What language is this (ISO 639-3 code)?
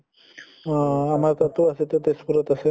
asm